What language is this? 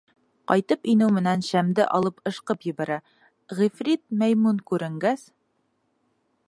Bashkir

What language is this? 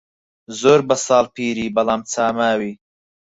Central Kurdish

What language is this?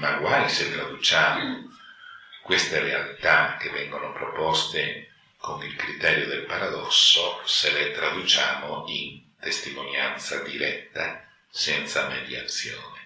Italian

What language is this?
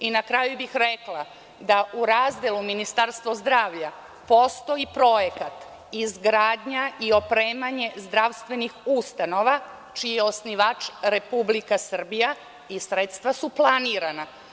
Serbian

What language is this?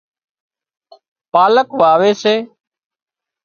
Wadiyara Koli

